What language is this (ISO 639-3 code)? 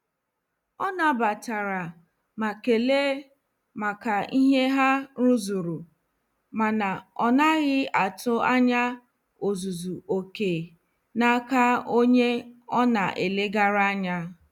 ibo